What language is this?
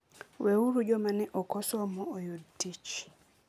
Luo (Kenya and Tanzania)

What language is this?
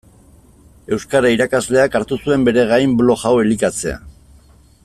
Basque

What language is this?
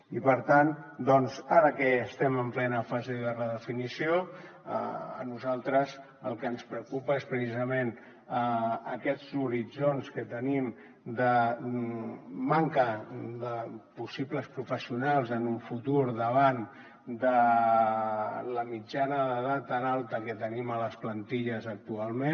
Catalan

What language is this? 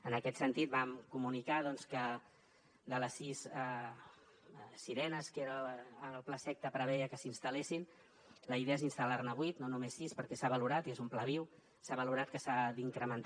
Catalan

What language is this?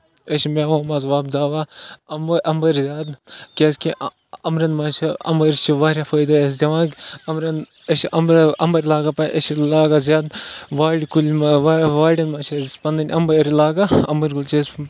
Kashmiri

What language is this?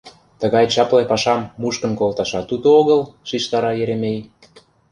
Mari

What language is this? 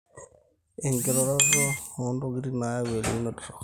Masai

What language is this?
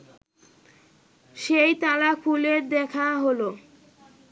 Bangla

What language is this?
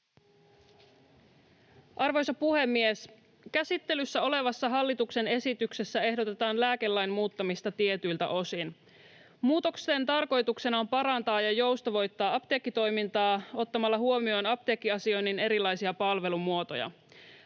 Finnish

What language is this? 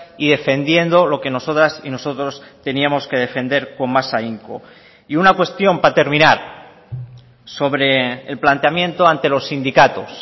Spanish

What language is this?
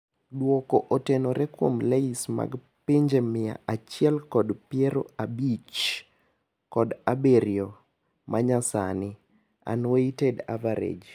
Luo (Kenya and Tanzania)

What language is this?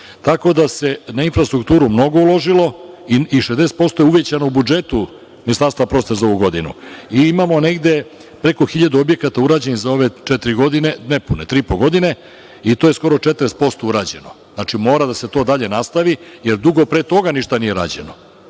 Serbian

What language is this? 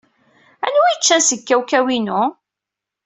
Kabyle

